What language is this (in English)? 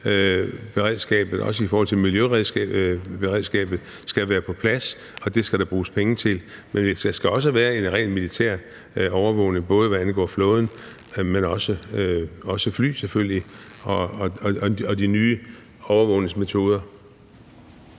Danish